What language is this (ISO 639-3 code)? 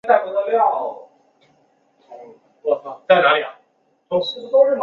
zho